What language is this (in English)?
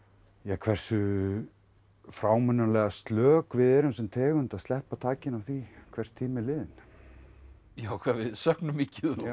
Icelandic